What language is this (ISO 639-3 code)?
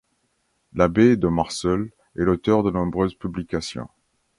fra